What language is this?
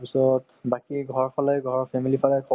Assamese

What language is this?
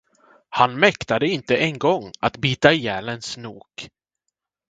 Swedish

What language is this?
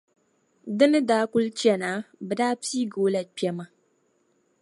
Dagbani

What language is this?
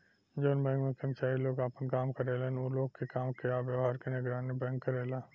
Bhojpuri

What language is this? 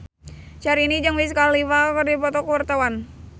Sundanese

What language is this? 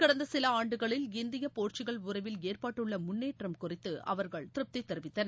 Tamil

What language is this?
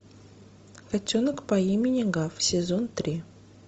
Russian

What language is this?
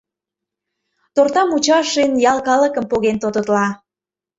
Mari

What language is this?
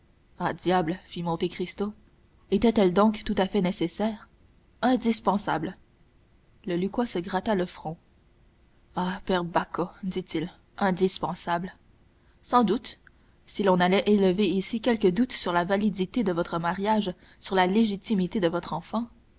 French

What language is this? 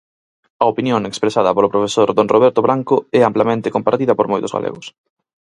Galician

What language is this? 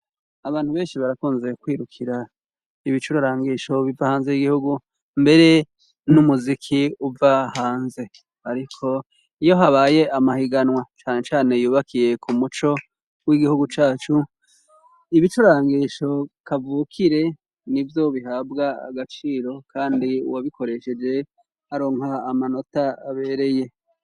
Rundi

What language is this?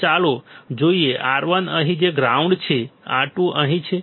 Gujarati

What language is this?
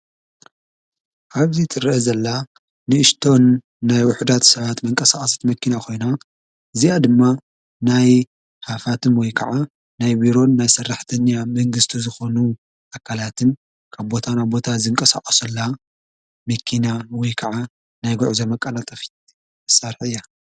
Tigrinya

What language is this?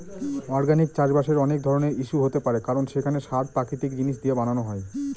Bangla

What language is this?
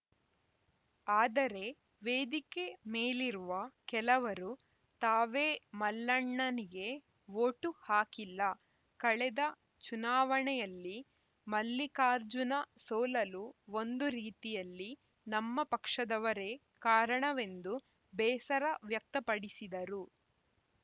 Kannada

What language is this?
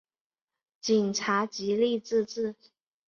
Chinese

